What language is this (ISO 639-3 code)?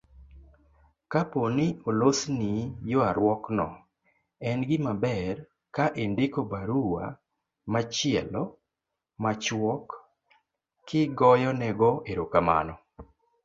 luo